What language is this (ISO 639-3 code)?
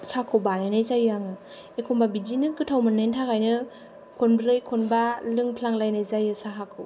brx